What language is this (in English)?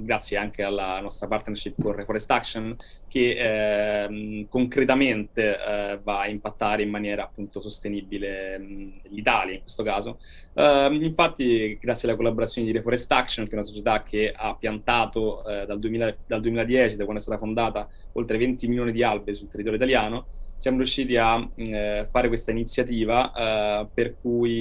Italian